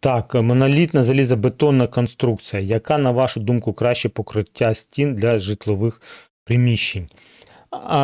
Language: Ukrainian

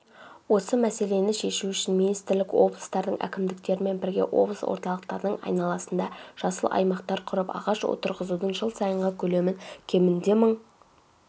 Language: Kazakh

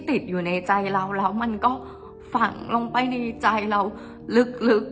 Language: Thai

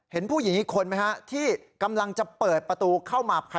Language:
Thai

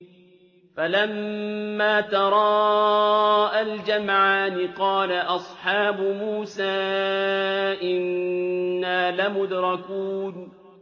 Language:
Arabic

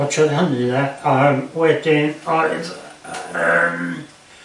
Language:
Welsh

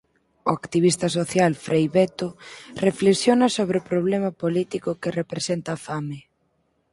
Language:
Galician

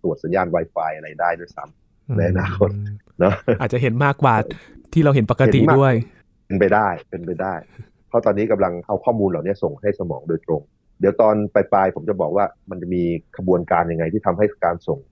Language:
Thai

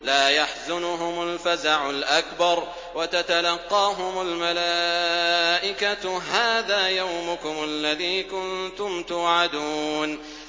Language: Arabic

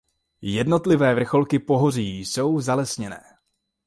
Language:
Czech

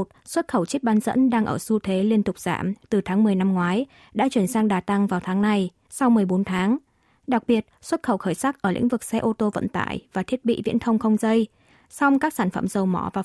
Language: Vietnamese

